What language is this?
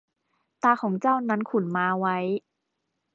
Thai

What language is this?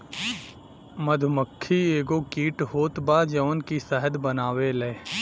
Bhojpuri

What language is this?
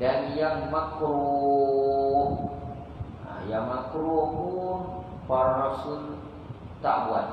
Malay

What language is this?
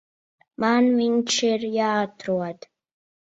Latvian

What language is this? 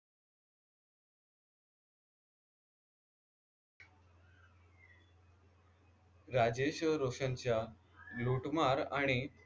Marathi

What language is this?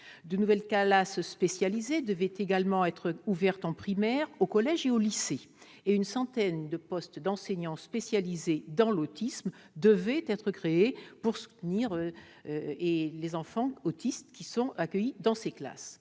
French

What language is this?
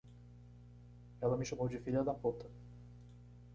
Portuguese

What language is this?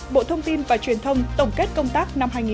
Vietnamese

